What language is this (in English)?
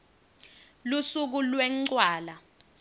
Swati